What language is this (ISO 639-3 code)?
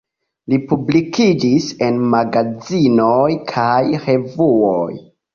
epo